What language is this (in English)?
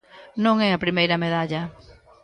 Galician